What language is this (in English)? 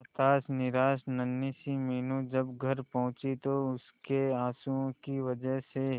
Hindi